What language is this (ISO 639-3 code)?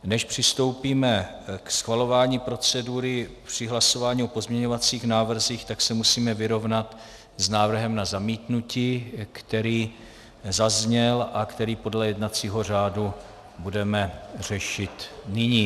ces